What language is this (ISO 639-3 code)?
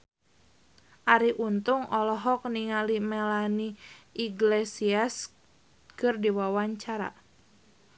sun